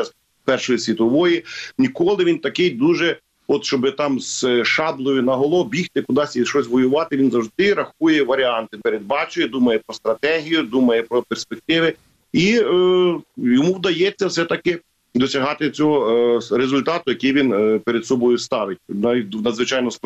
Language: Ukrainian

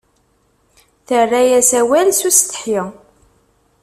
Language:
Kabyle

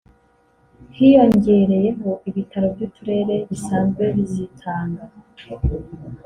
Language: Kinyarwanda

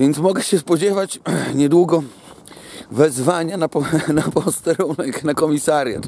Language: Polish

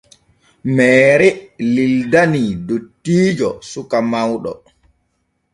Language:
Borgu Fulfulde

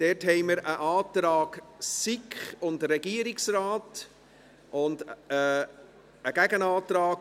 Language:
Swiss German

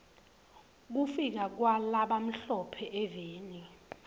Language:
Swati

